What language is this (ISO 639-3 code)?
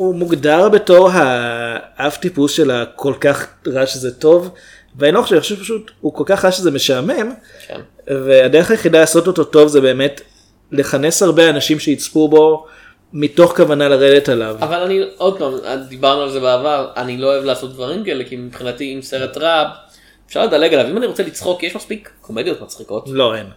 heb